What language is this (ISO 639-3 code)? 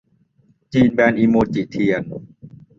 tha